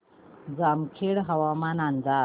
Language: Marathi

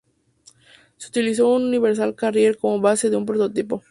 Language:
Spanish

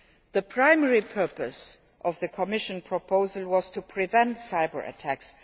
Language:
English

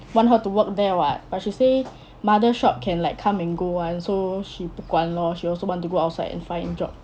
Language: English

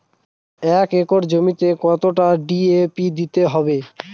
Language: Bangla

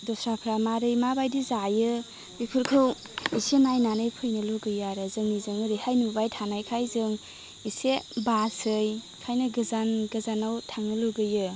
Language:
Bodo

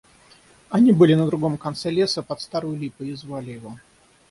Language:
Russian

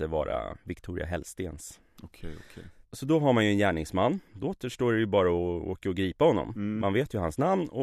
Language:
Swedish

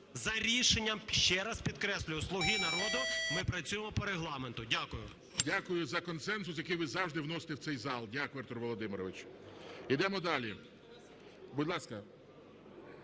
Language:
Ukrainian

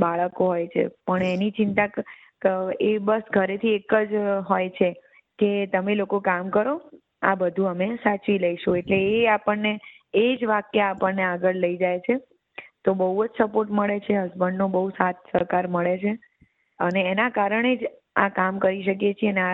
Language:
Gujarati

